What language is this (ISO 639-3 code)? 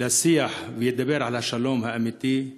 heb